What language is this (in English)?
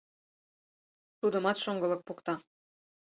Mari